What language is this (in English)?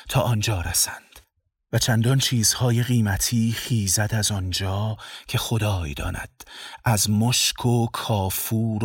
Persian